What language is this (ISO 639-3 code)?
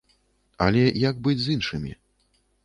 bel